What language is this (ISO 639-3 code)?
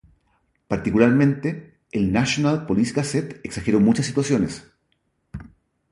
spa